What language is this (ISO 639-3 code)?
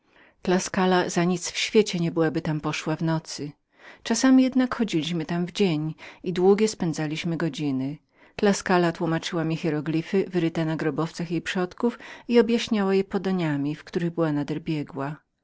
pol